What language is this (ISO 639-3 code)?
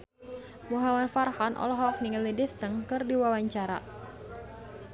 sun